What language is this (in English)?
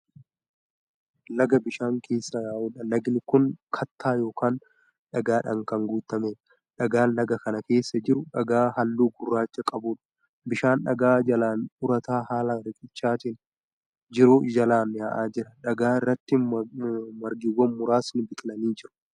Oromo